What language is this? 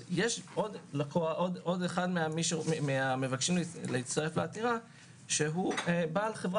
Hebrew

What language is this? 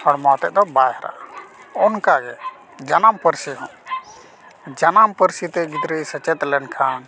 Santali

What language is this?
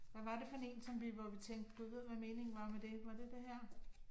Danish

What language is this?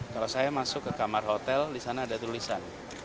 Indonesian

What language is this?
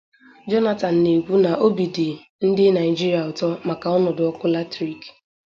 Igbo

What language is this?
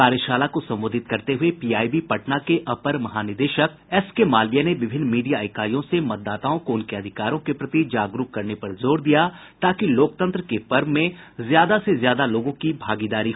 Hindi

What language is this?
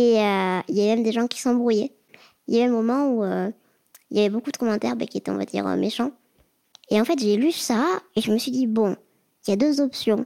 French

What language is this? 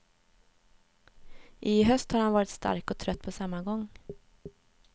Swedish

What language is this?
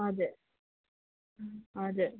Nepali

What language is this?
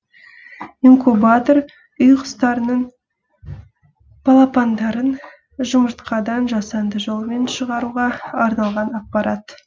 Kazakh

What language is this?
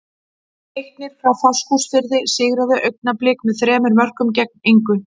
Icelandic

